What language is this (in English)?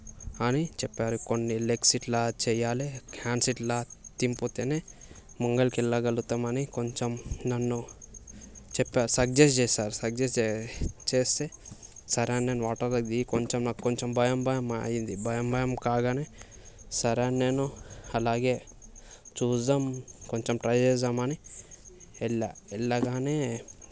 Telugu